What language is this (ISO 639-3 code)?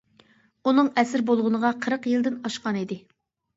uig